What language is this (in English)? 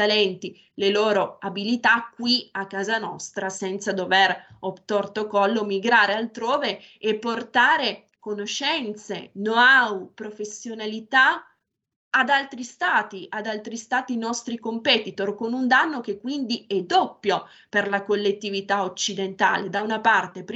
Italian